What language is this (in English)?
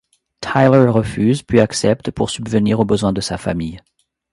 French